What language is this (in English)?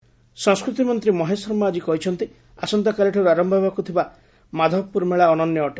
Odia